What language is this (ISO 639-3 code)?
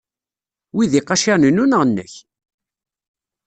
kab